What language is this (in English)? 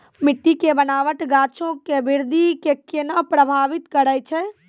Maithili